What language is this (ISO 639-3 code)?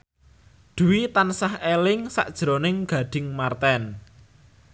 jav